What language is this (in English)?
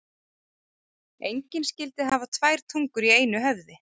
Icelandic